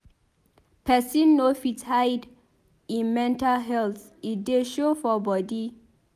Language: Nigerian Pidgin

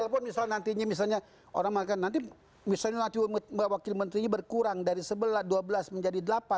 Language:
Indonesian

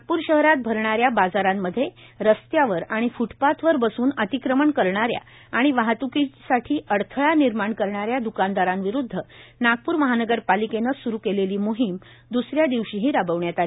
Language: Marathi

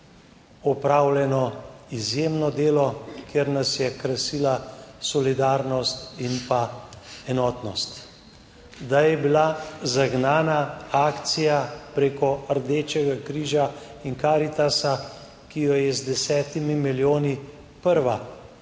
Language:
Slovenian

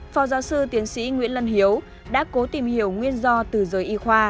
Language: Vietnamese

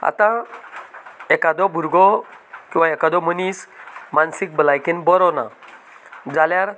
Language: Konkani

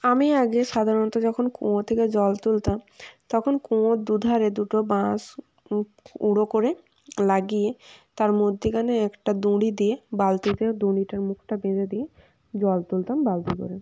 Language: Bangla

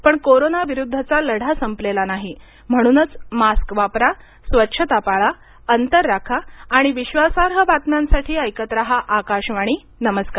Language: Marathi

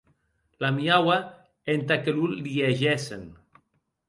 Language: Occitan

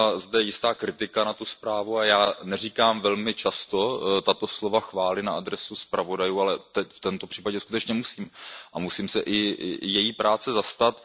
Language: Czech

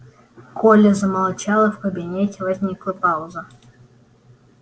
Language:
Russian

